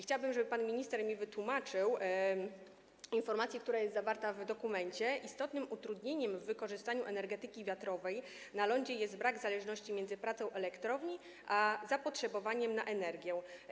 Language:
Polish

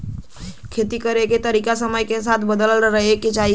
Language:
Bhojpuri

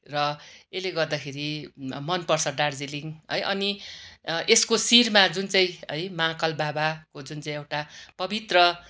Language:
Nepali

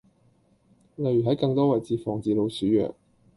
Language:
Cantonese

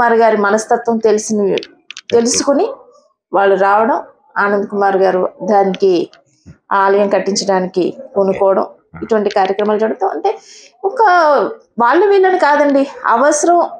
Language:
Telugu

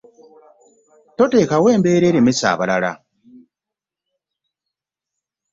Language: Ganda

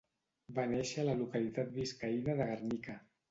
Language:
Catalan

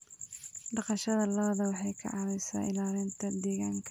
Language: Somali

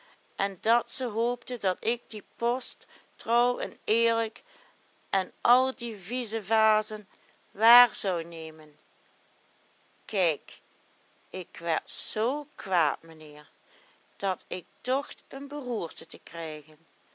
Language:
Dutch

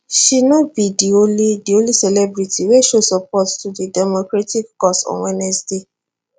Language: Nigerian Pidgin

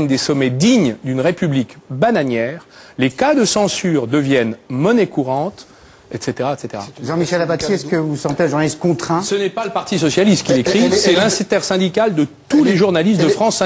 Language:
French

